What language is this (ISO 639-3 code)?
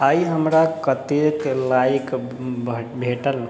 mai